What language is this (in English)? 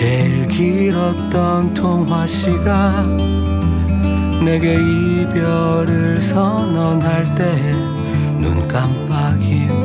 Korean